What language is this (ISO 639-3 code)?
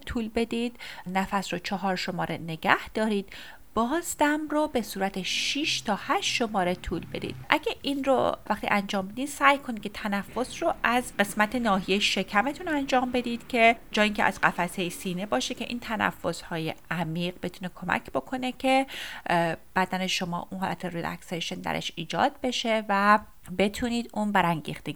fas